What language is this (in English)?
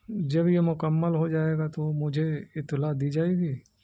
Urdu